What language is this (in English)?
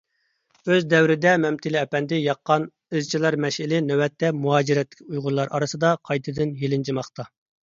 Uyghur